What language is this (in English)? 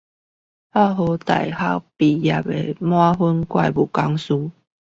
Chinese